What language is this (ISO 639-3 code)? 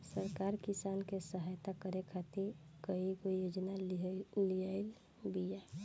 bho